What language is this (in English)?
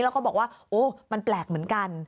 Thai